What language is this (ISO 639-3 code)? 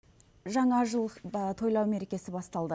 kaz